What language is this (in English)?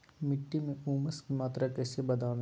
Magahi